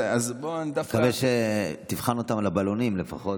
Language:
Hebrew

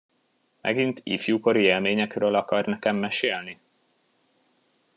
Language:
Hungarian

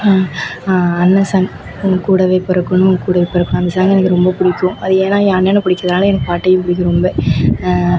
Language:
Tamil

